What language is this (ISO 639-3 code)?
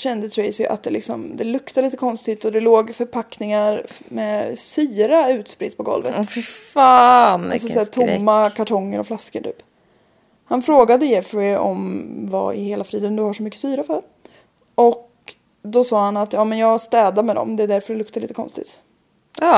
swe